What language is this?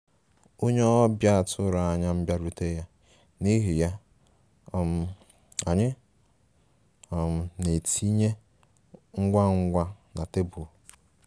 Igbo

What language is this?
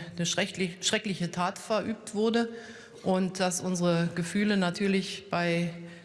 German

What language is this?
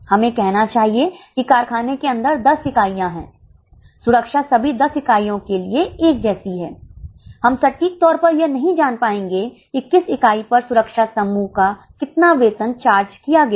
Hindi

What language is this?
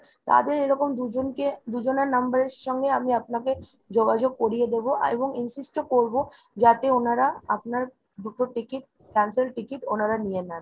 Bangla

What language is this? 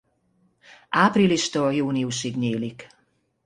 Hungarian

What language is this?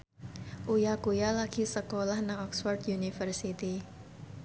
Javanese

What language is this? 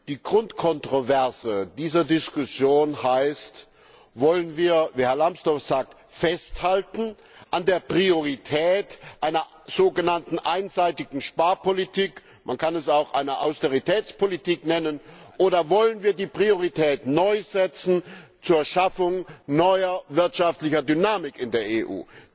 German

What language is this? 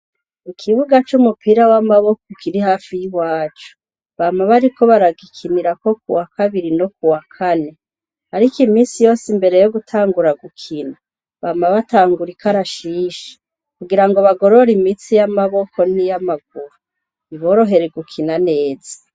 Rundi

